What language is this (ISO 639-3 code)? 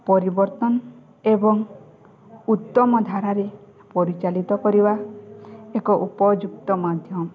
ori